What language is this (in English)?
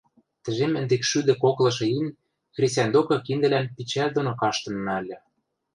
Western Mari